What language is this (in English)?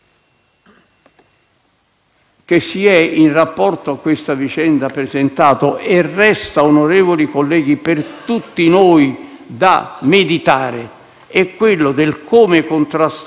Italian